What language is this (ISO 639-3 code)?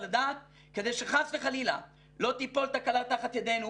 heb